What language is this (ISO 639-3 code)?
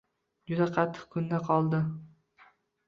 uzb